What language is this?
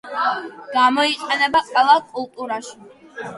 Georgian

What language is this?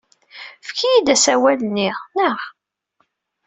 Kabyle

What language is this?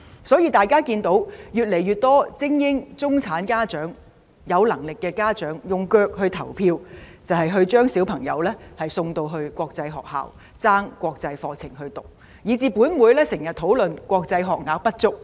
Cantonese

